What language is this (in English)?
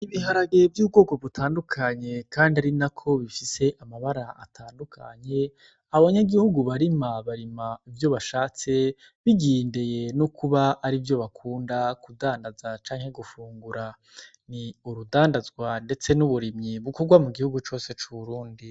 Rundi